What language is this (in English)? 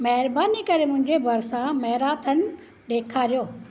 Sindhi